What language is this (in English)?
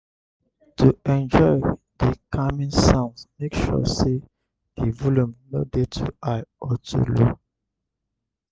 Nigerian Pidgin